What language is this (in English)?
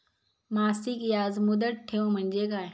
Marathi